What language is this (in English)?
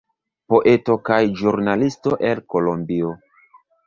Esperanto